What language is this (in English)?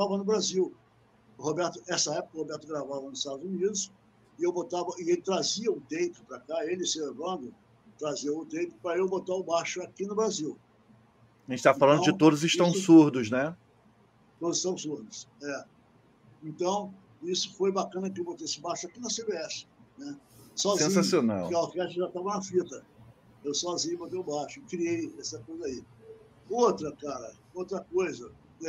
Portuguese